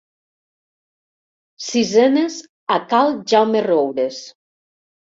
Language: Catalan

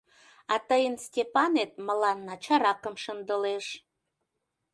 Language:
Mari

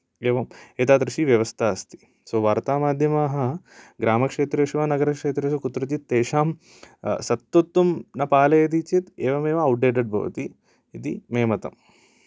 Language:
Sanskrit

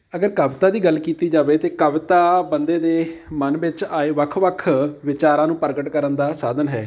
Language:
Punjabi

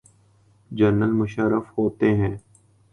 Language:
Urdu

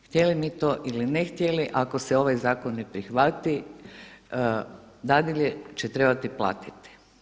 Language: Croatian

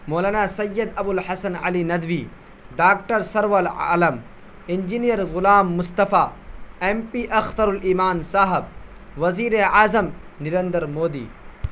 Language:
Urdu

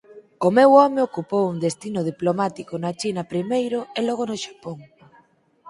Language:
Galician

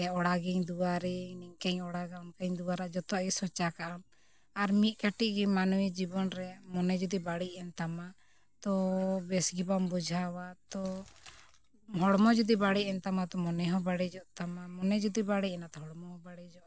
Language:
Santali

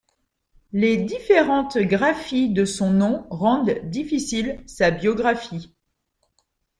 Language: French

